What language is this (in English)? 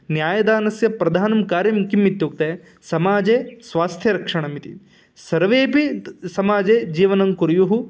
Sanskrit